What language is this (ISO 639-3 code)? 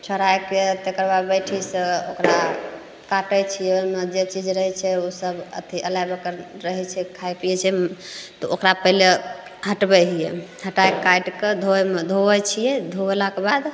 mai